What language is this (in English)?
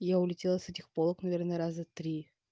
Russian